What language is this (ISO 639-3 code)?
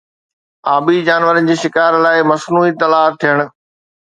snd